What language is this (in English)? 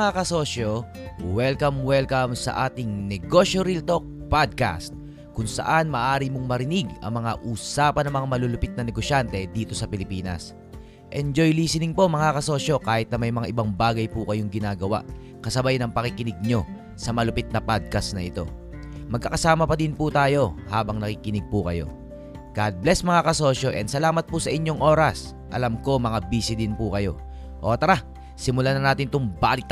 Filipino